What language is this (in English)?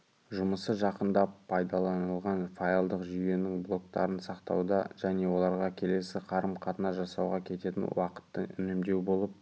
Kazakh